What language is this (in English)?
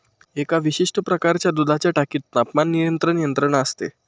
Marathi